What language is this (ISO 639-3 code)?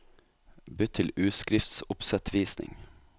nor